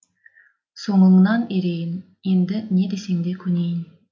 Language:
Kazakh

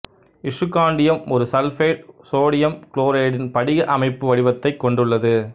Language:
Tamil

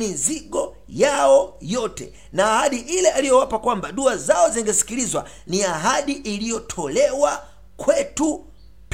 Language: Swahili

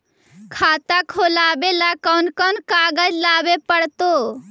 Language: Magahi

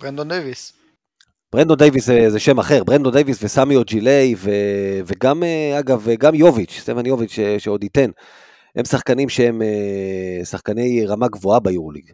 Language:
Hebrew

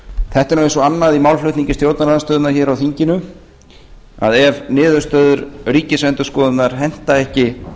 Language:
Icelandic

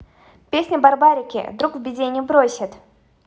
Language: Russian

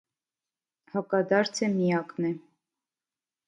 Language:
Armenian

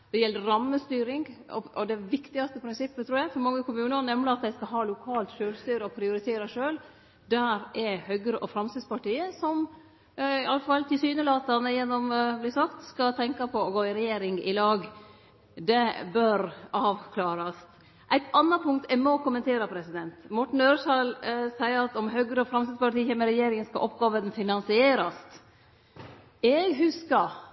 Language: Norwegian Nynorsk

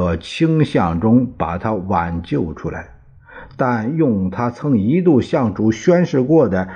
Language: Chinese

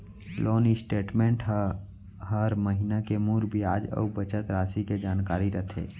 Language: Chhattisgarhi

